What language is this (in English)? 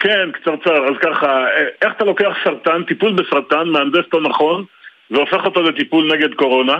Hebrew